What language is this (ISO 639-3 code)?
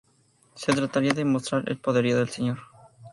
spa